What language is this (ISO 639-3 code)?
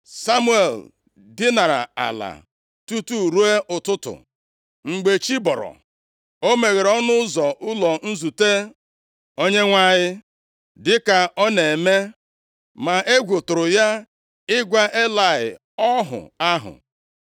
ibo